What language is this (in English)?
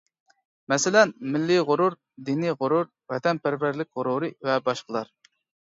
Uyghur